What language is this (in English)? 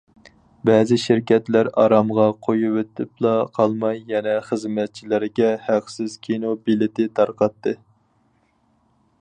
Uyghur